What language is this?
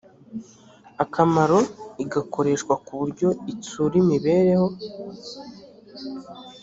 Kinyarwanda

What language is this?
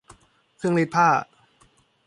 Thai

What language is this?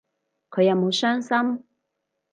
Cantonese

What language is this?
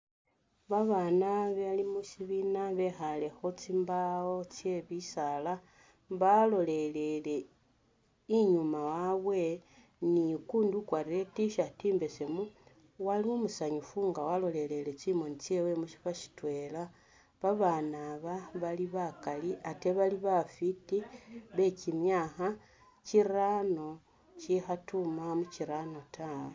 Masaaba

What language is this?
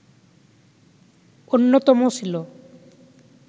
Bangla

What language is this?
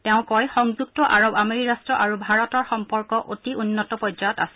Assamese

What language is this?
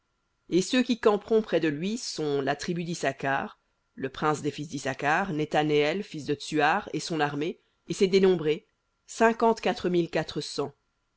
French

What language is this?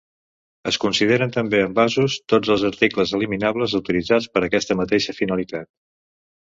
Catalan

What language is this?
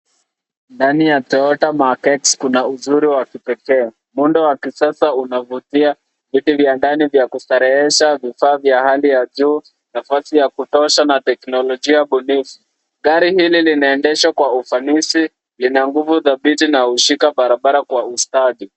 Swahili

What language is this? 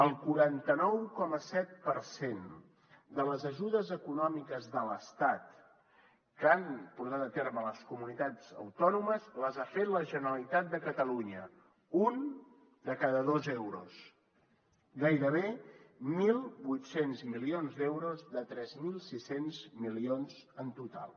Catalan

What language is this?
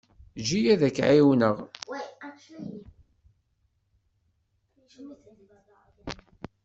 Kabyle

